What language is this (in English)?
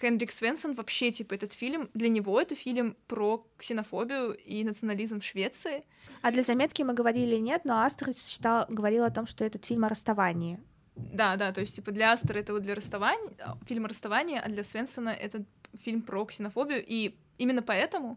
Russian